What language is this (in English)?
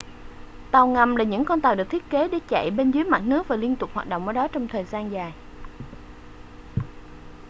Vietnamese